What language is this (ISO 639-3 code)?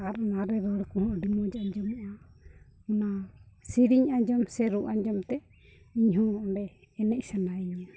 sat